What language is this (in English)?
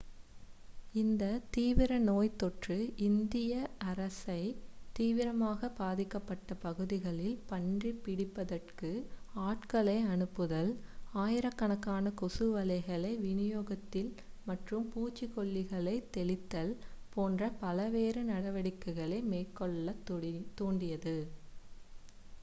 Tamil